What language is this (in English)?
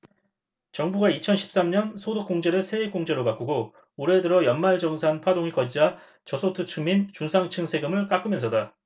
Korean